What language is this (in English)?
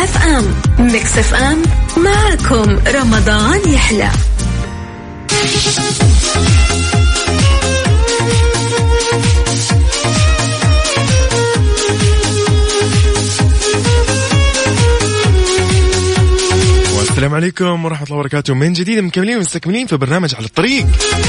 Arabic